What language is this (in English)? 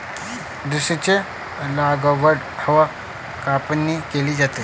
Marathi